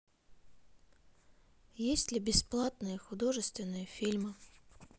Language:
Russian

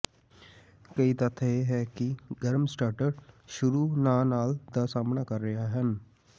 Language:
Punjabi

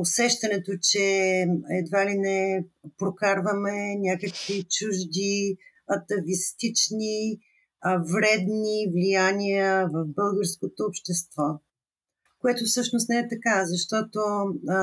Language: Bulgarian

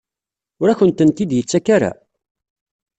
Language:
Kabyle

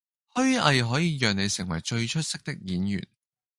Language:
Cantonese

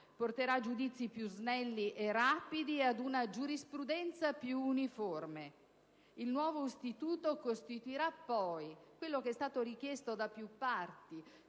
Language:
Italian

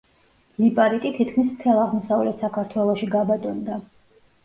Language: Georgian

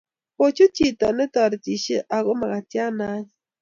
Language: Kalenjin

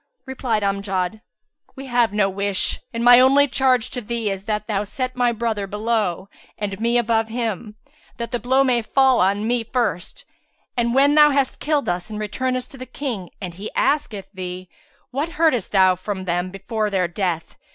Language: English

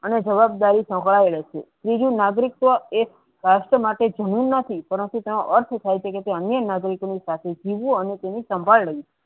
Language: Gujarati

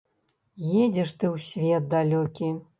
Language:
Belarusian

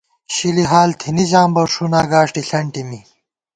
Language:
Gawar-Bati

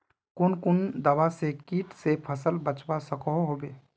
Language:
Magahi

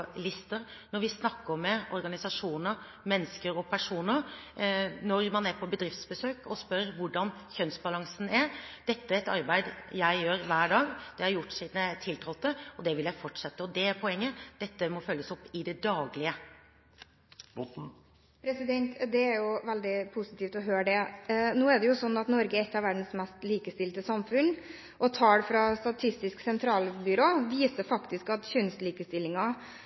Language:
Norwegian Bokmål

